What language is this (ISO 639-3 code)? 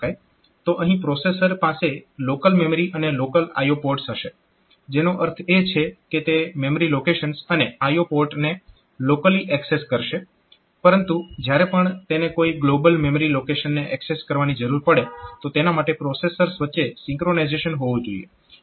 guj